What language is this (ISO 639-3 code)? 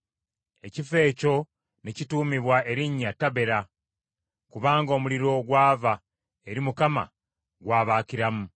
lug